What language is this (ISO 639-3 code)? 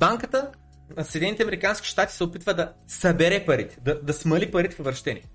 bul